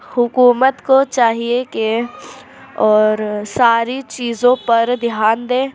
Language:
Urdu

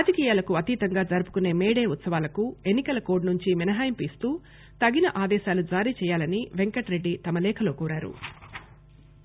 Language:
Telugu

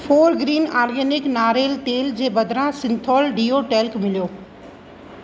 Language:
Sindhi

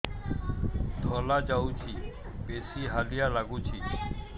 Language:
Odia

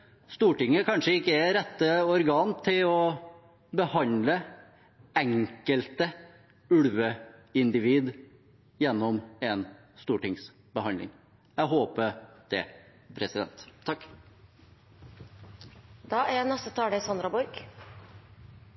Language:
Norwegian Bokmål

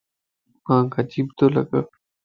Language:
Lasi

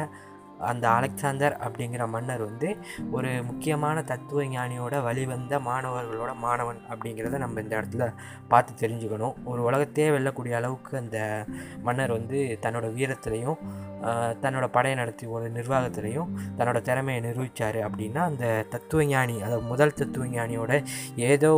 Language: Tamil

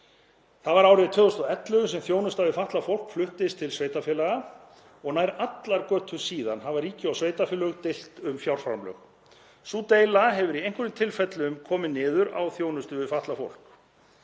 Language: Icelandic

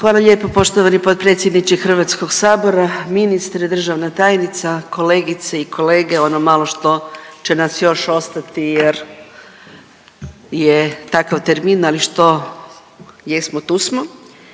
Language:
Croatian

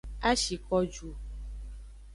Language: Aja (Benin)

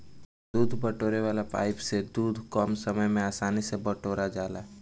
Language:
Bhojpuri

